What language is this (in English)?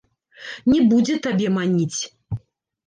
Belarusian